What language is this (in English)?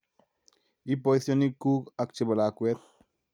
Kalenjin